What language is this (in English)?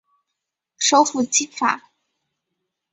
Chinese